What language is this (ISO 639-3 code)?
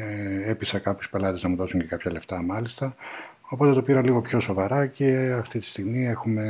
ell